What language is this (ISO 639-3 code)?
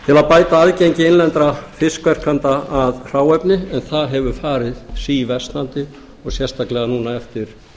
isl